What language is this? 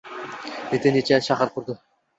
Uzbek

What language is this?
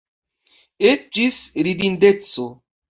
Esperanto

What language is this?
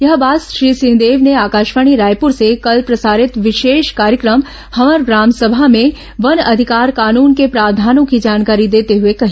Hindi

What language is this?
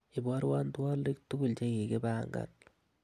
Kalenjin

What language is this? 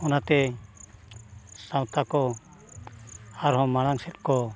Santali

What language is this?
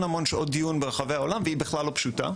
Hebrew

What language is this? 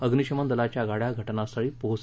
Marathi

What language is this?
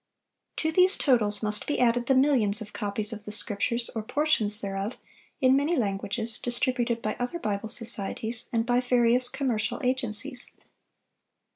English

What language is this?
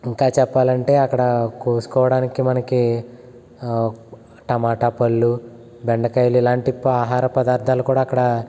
Telugu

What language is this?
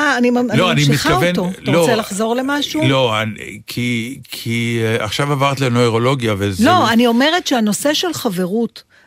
Hebrew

